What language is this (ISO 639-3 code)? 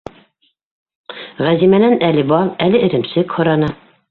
bak